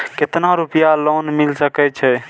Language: Maithili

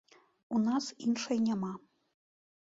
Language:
Belarusian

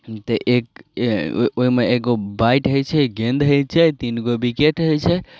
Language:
Maithili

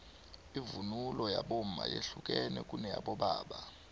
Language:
South Ndebele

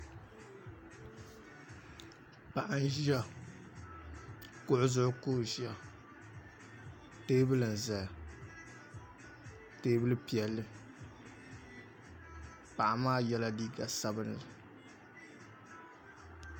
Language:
Dagbani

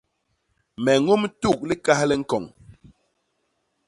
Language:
Basaa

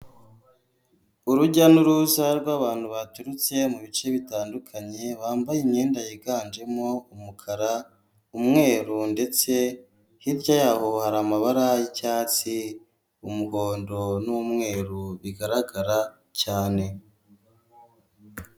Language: Kinyarwanda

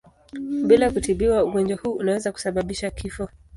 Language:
Swahili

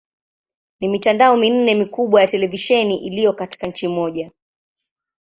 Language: Swahili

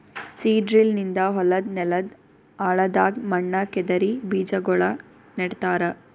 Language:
Kannada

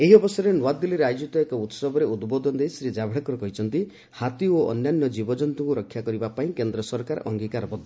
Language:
Odia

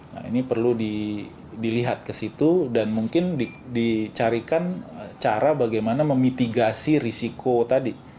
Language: Indonesian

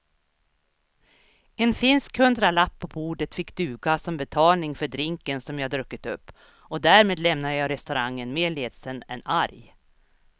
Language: Swedish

